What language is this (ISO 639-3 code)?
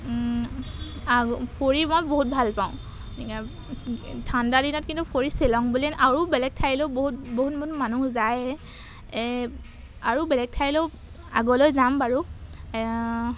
asm